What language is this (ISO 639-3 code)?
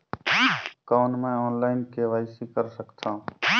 hne